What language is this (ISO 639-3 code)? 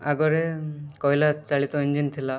ori